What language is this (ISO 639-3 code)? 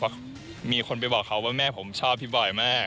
tha